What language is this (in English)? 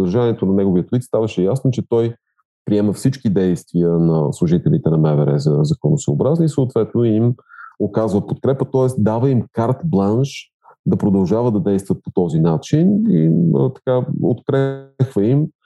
Bulgarian